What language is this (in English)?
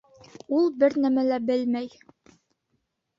Bashkir